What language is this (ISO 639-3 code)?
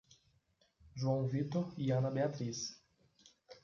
por